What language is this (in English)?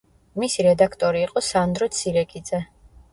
Georgian